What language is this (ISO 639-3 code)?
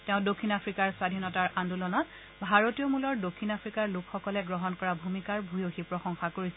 asm